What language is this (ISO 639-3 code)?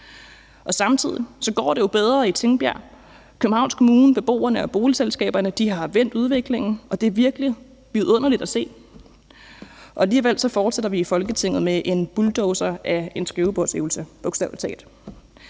dan